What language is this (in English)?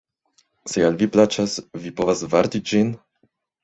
Esperanto